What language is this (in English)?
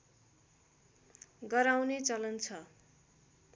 Nepali